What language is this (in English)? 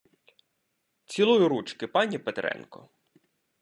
Ukrainian